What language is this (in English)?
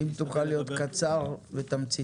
Hebrew